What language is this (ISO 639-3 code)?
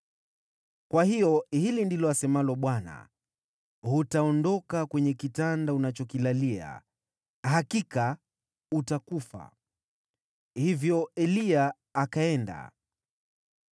swa